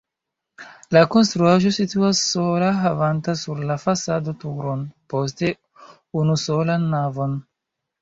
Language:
Esperanto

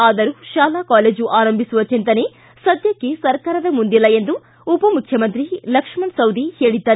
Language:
Kannada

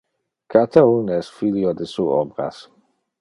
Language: Interlingua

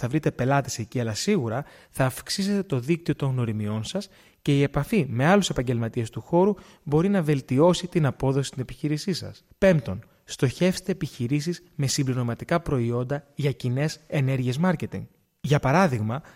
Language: Greek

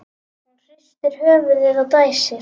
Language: Icelandic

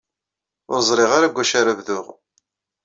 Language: Kabyle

